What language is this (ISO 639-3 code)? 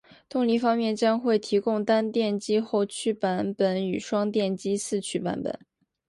zho